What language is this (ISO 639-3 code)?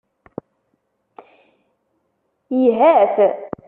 kab